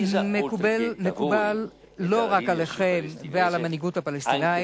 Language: Hebrew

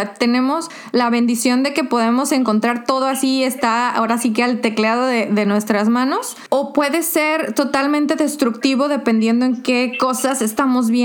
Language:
Spanish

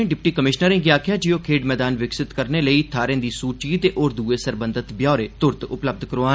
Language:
Dogri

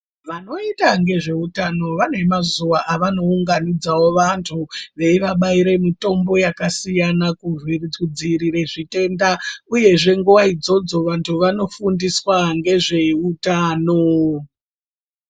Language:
Ndau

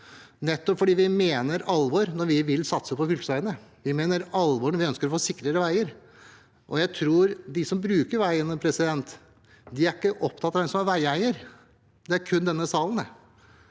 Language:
Norwegian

